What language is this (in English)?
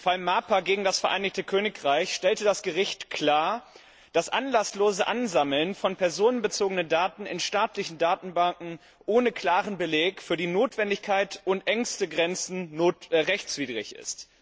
German